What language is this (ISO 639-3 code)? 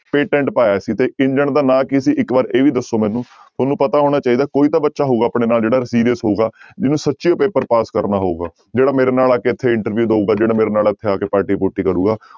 pan